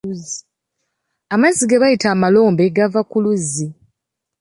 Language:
Ganda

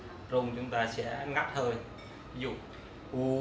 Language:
Vietnamese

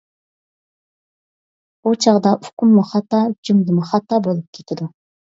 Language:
Uyghur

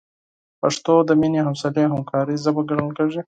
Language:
Pashto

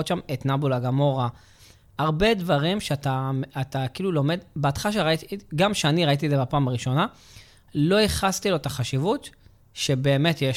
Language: Hebrew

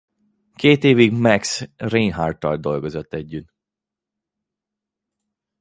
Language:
Hungarian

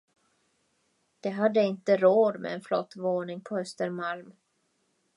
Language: Swedish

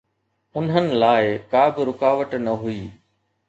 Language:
Sindhi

